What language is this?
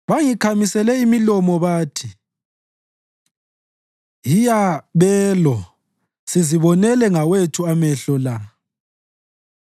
North Ndebele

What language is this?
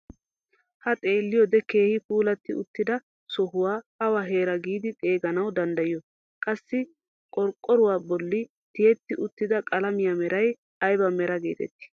Wolaytta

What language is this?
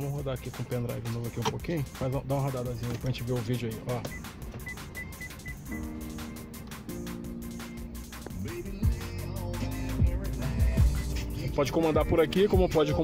Portuguese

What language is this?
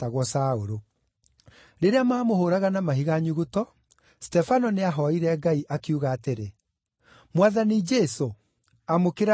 Kikuyu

